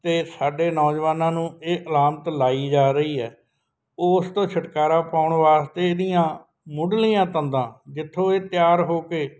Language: Punjabi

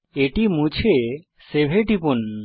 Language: Bangla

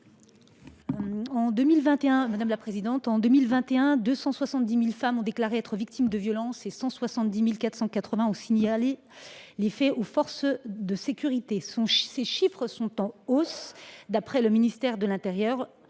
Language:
French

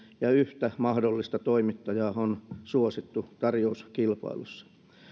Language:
Finnish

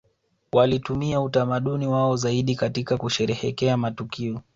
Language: Swahili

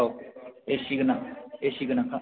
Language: Bodo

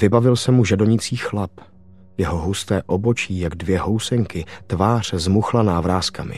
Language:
Czech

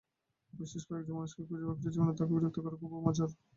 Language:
Bangla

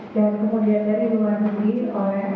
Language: Indonesian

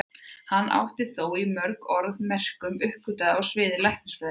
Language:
Icelandic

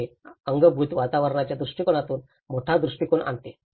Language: Marathi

